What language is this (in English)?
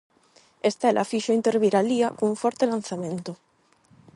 Galician